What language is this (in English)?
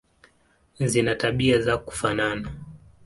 Swahili